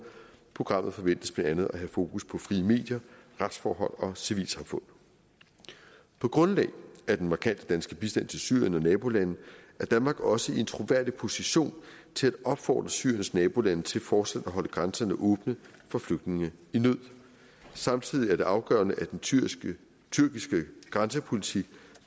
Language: Danish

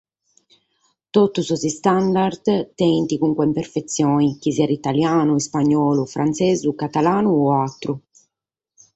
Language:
Sardinian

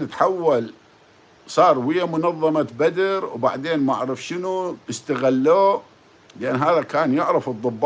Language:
Arabic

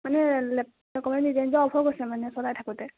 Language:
Assamese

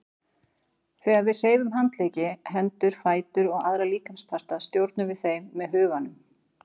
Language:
Icelandic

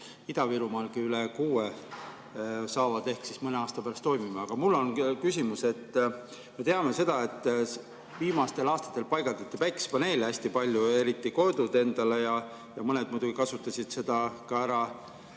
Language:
Estonian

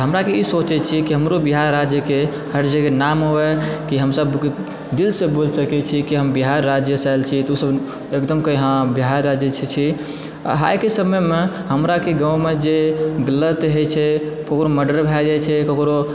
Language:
Maithili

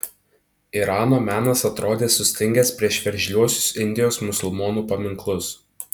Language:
Lithuanian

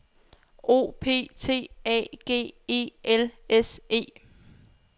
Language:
Danish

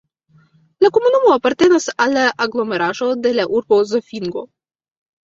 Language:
Esperanto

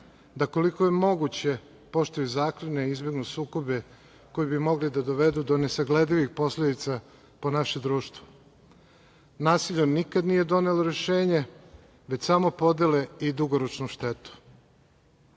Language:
Serbian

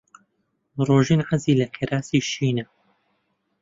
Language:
Central Kurdish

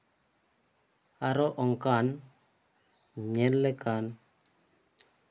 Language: Santali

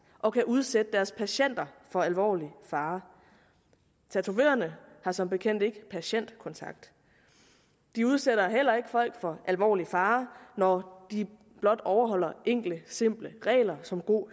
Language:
Danish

